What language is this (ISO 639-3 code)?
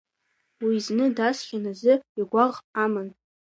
abk